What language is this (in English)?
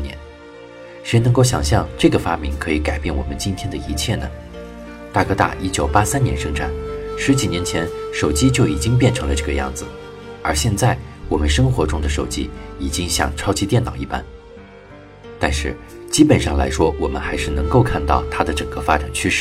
Chinese